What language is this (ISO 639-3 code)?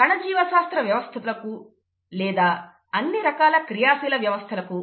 tel